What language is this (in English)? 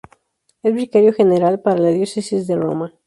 Spanish